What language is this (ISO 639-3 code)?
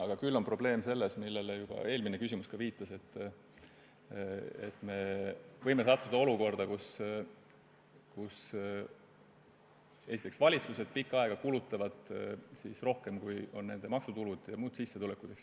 est